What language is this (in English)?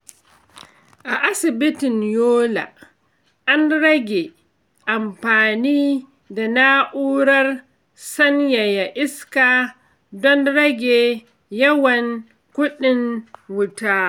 Hausa